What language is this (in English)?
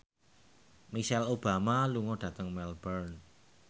Javanese